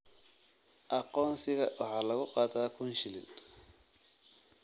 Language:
Somali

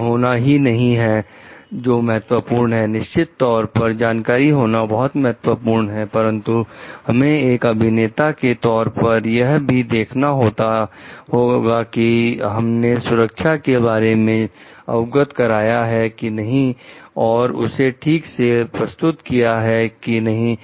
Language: Hindi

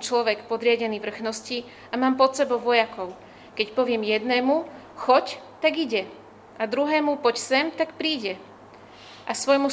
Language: Slovak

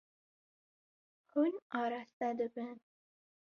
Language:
Kurdish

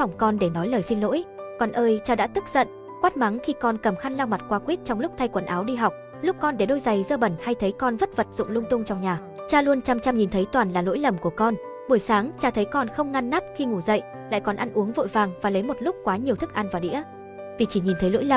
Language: Vietnamese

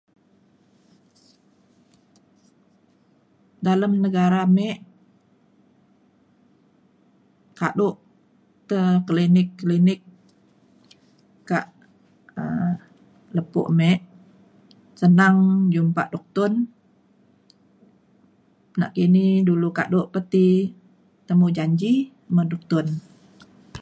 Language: Mainstream Kenyah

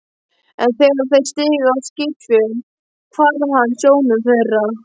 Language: Icelandic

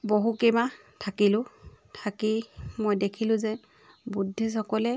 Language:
Assamese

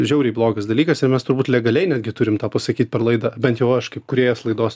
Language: Lithuanian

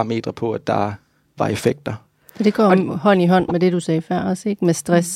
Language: Danish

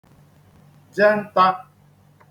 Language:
Igbo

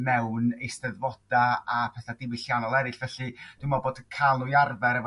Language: Welsh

